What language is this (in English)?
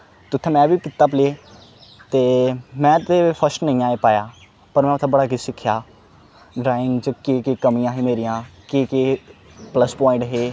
Dogri